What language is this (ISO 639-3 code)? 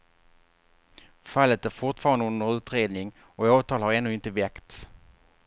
swe